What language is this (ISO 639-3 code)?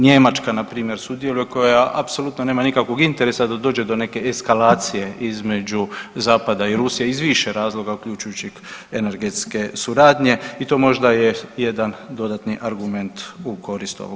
hrv